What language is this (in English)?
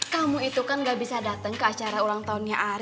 Indonesian